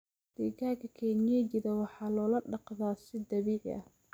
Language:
Somali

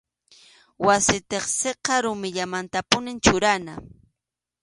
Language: Arequipa-La Unión Quechua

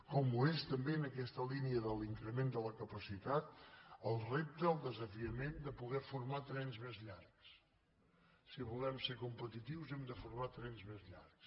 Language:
Catalan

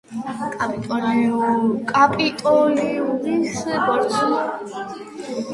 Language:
Georgian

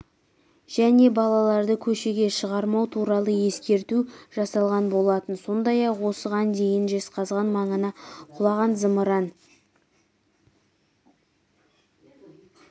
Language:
Kazakh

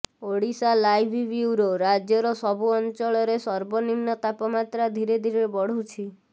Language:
Odia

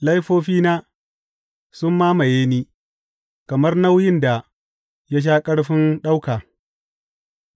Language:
Hausa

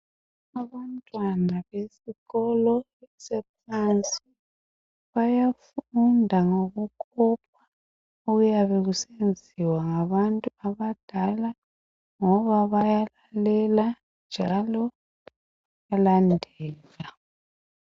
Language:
North Ndebele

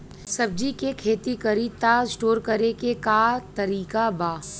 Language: Bhojpuri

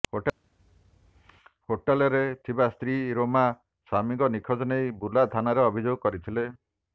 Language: Odia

